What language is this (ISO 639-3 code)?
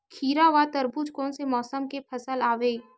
hne